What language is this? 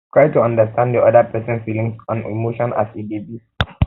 Nigerian Pidgin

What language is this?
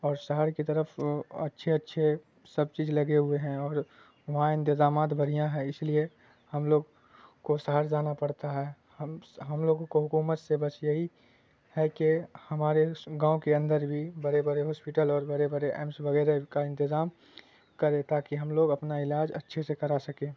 Urdu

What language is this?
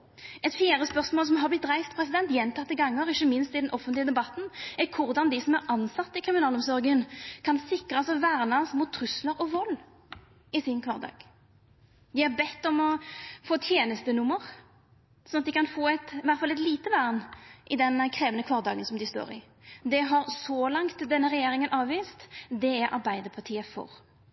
Norwegian Nynorsk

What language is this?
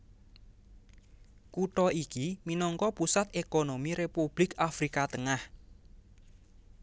Javanese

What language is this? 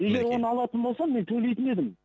Kazakh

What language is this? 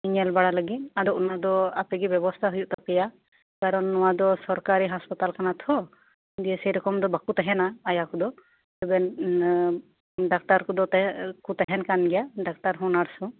Santali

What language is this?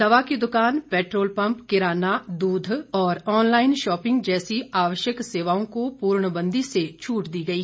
Hindi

